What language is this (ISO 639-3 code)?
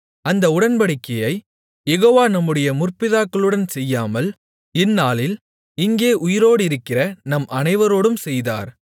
tam